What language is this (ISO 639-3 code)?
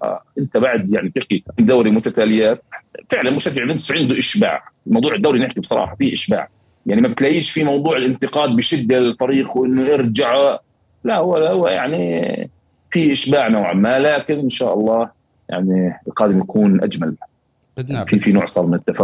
ara